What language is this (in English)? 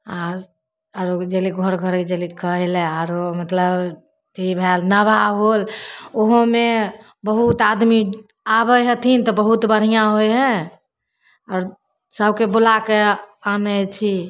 Maithili